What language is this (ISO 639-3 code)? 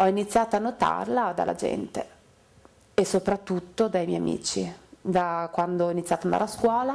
ita